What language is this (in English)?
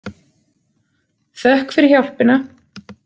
Icelandic